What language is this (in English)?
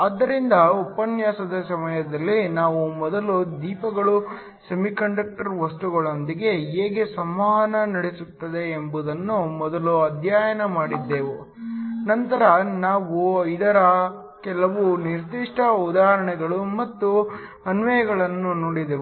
Kannada